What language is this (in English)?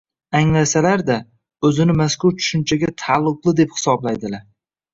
Uzbek